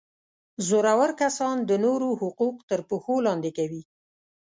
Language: Pashto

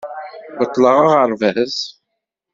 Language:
Kabyle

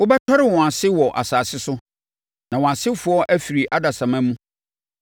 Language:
Akan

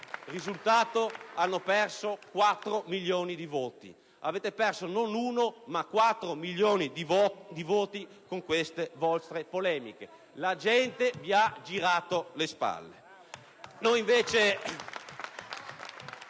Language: Italian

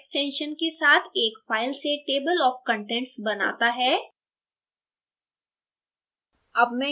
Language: Hindi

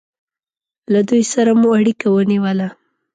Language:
Pashto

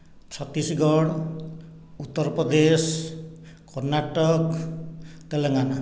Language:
Odia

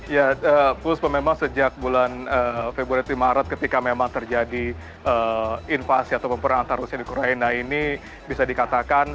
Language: Indonesian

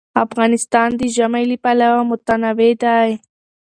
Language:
Pashto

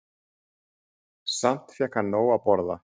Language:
Icelandic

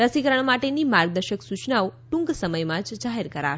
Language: Gujarati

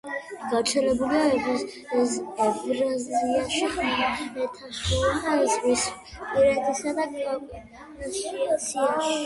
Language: Georgian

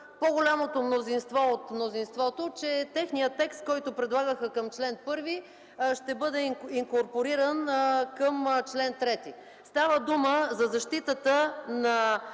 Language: Bulgarian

